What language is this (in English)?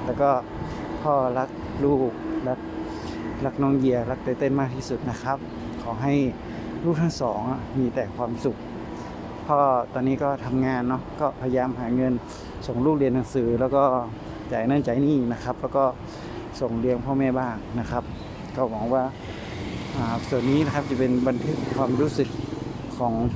Thai